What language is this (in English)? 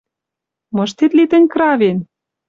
Western Mari